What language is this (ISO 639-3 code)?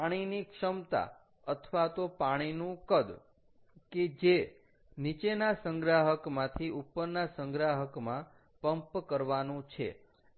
guj